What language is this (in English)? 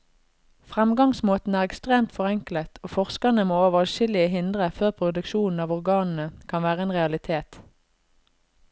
Norwegian